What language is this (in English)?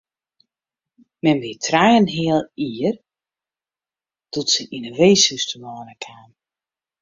Western Frisian